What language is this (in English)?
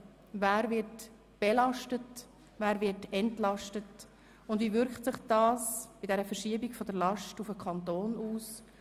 Swiss German